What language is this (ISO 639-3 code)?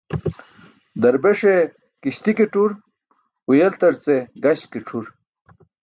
bsk